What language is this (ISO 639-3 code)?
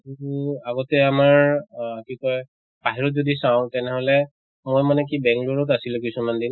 asm